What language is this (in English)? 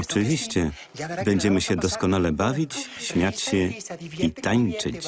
Polish